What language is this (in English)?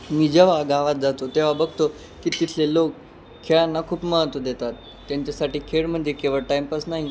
Marathi